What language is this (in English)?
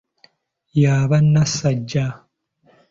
Ganda